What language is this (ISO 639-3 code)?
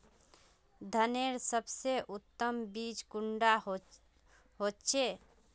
mag